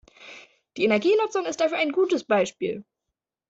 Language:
German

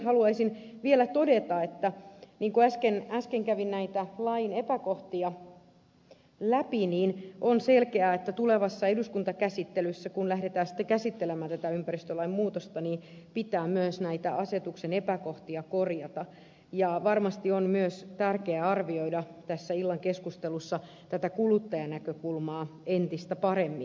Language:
Finnish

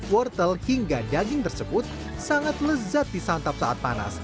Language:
Indonesian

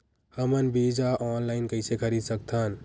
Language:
Chhattisgarhi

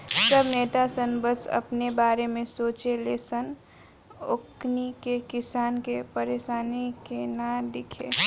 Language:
Bhojpuri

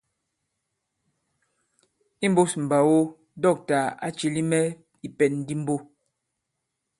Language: Bankon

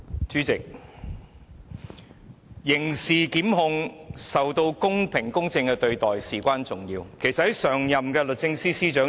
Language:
Cantonese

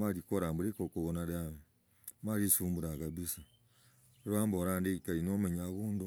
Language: Logooli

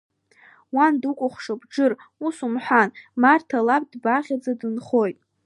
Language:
Abkhazian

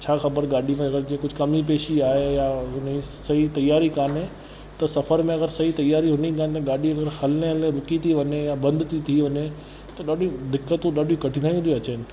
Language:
Sindhi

